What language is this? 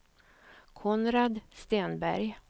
Swedish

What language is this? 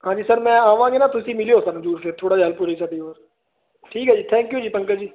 Punjabi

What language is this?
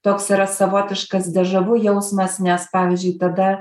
Lithuanian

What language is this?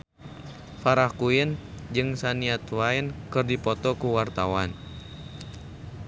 Sundanese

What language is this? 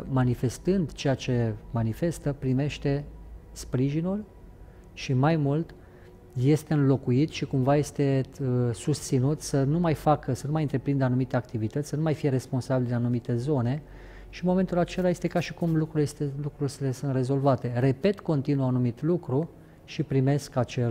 Romanian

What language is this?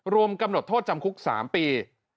Thai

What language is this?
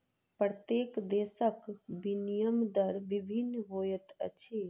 Maithili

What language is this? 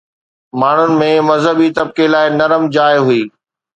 Sindhi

